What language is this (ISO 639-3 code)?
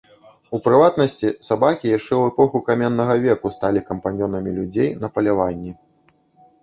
bel